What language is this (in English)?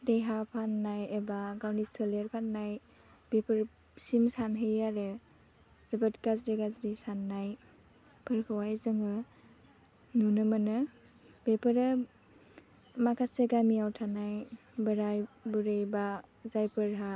Bodo